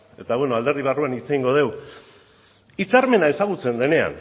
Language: Basque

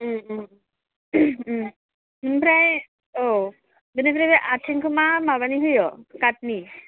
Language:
Bodo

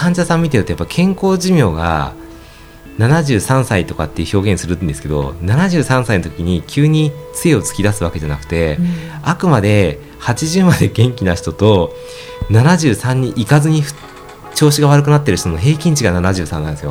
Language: Japanese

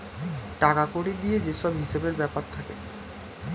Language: Bangla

